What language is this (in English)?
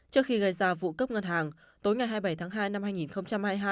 Vietnamese